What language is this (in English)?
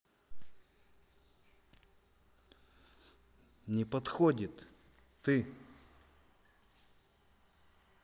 Russian